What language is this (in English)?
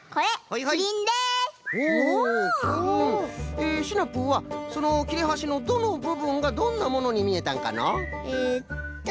Japanese